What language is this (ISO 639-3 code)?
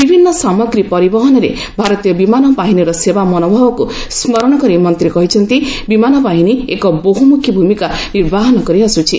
ori